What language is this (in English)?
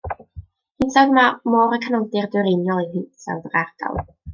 Welsh